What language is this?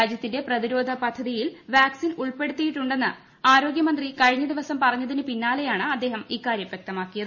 Malayalam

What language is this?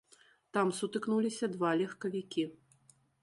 Belarusian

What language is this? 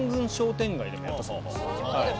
Japanese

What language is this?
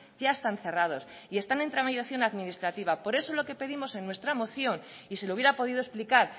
Spanish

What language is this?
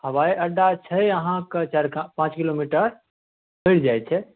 Maithili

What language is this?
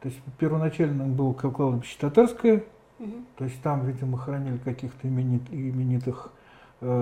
Russian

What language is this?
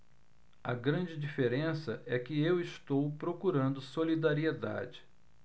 Portuguese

